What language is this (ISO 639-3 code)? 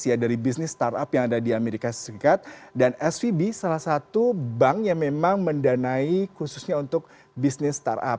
ind